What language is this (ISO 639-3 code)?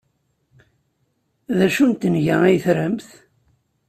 kab